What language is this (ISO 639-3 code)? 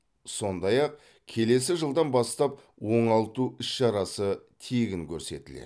kaz